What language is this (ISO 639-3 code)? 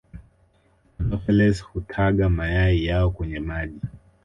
swa